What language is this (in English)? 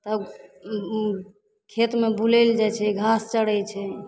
Maithili